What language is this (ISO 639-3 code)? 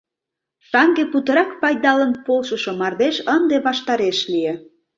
chm